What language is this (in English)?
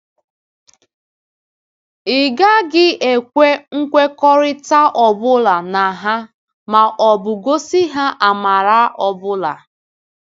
Igbo